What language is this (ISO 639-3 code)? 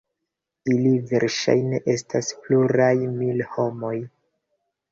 epo